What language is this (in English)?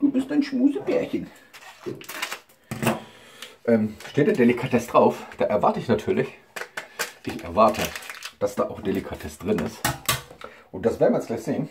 German